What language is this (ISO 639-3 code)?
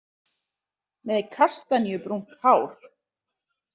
isl